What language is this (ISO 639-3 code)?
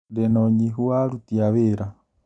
kik